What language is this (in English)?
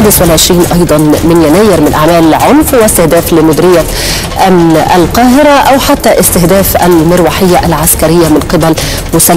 Arabic